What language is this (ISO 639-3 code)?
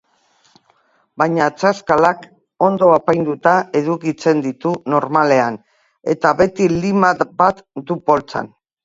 eus